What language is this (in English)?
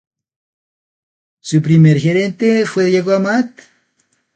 Spanish